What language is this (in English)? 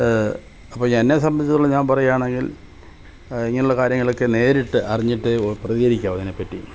Malayalam